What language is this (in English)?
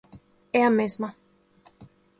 Galician